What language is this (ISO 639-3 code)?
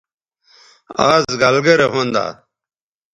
btv